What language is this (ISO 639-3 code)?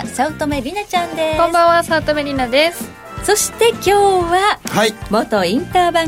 jpn